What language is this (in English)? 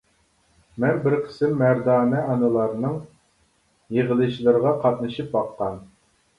Uyghur